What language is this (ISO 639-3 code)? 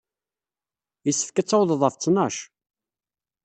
kab